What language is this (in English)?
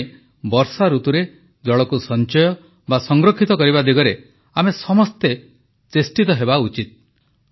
Odia